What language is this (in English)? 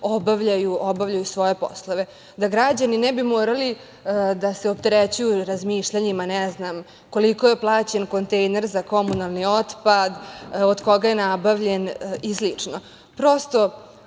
Serbian